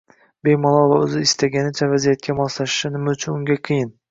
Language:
Uzbek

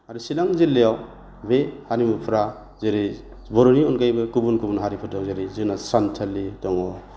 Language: Bodo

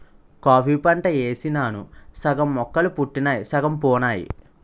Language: Telugu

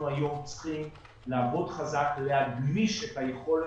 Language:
Hebrew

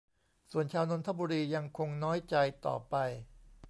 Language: Thai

